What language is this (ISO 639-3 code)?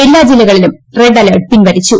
mal